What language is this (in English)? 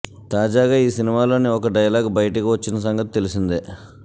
Telugu